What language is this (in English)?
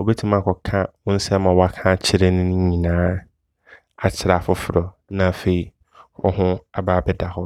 Abron